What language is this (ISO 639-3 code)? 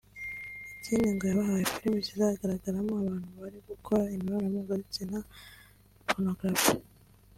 kin